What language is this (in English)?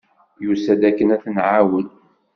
Kabyle